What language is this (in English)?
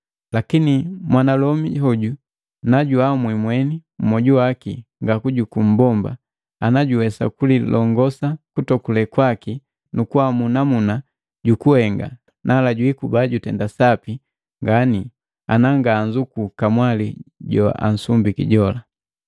Matengo